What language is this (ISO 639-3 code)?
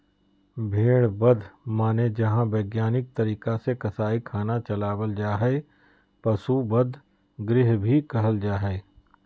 mag